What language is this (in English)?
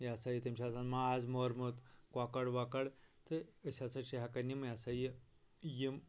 Kashmiri